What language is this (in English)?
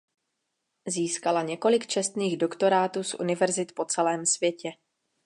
Czech